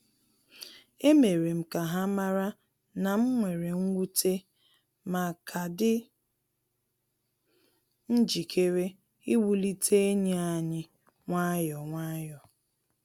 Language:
Igbo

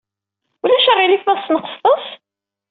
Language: Kabyle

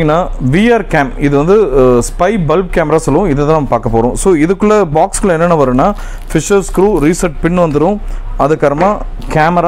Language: Dutch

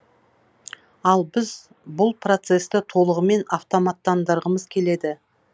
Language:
Kazakh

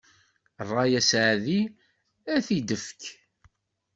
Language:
Kabyle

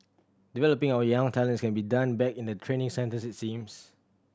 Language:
English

